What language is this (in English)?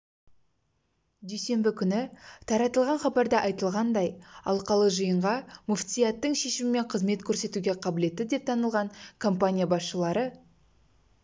Kazakh